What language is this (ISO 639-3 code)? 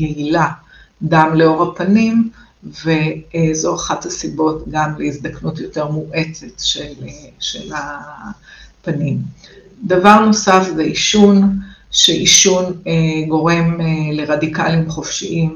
heb